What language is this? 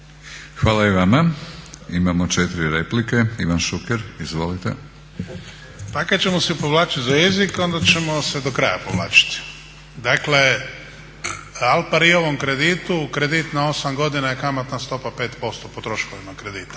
Croatian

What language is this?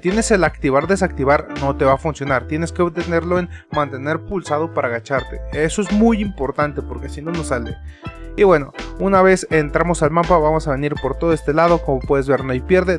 Spanish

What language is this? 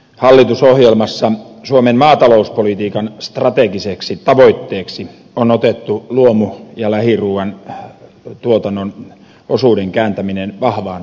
Finnish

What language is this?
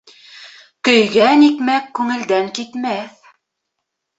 Bashkir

